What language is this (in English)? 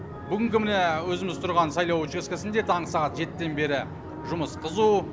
Kazakh